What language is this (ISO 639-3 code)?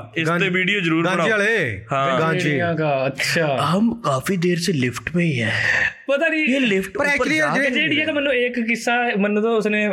pan